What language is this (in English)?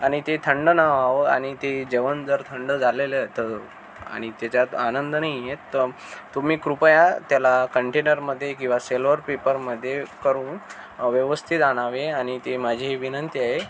Marathi